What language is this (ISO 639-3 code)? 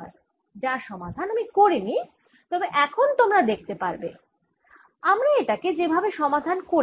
ben